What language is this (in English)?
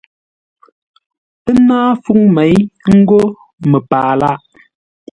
Ngombale